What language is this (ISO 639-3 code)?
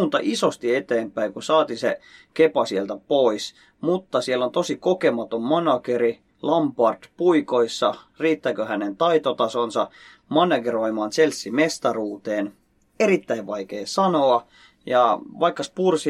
fin